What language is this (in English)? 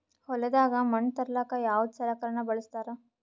Kannada